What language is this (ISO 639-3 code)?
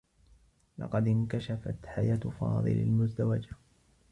ara